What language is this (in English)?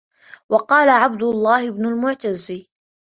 Arabic